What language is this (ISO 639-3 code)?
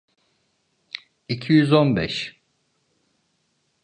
tur